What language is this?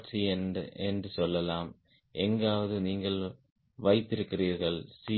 Tamil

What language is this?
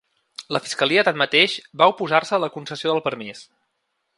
Catalan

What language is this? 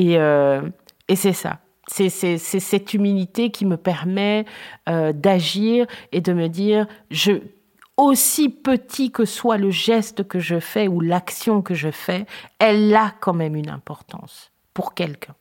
French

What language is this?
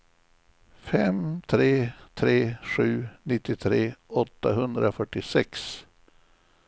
Swedish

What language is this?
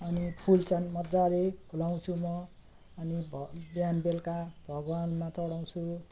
Nepali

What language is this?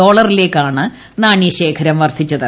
Malayalam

